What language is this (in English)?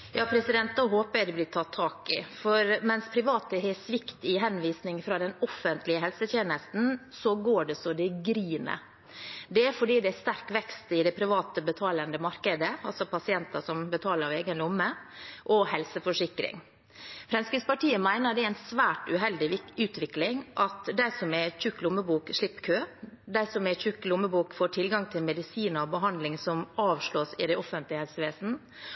Norwegian Bokmål